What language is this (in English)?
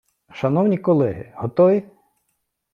Ukrainian